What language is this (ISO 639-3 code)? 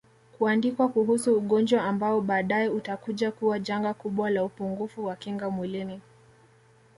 swa